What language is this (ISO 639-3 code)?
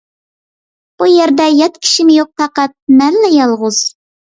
uig